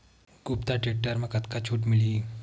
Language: Chhattisgarhi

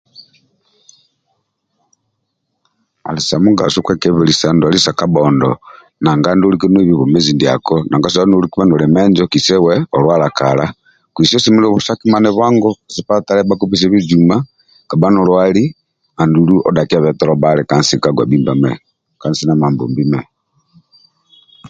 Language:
Amba (Uganda)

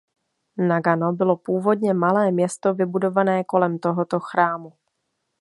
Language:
Czech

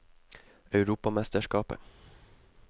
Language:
Norwegian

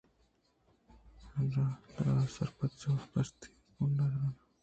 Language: Eastern Balochi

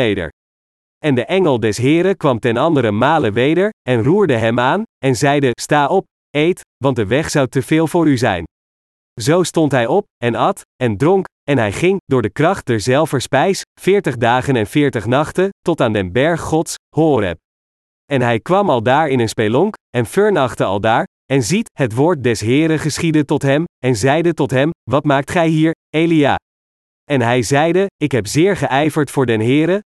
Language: Dutch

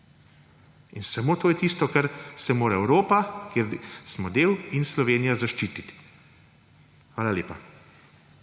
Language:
Slovenian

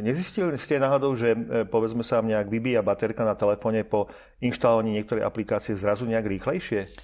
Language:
Slovak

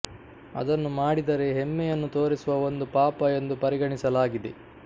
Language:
Kannada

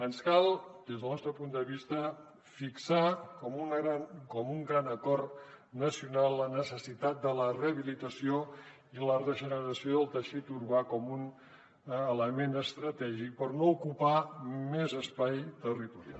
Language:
Catalan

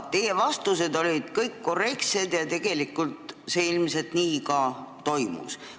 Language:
Estonian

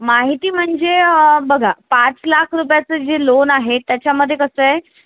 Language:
Marathi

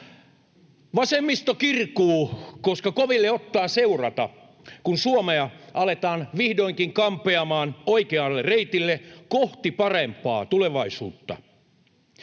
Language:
Finnish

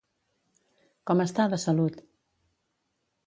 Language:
Catalan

